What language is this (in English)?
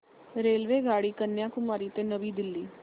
Marathi